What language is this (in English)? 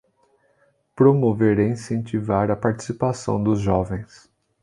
Portuguese